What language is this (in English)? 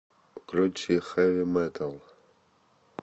Russian